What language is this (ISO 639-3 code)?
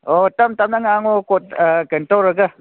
mni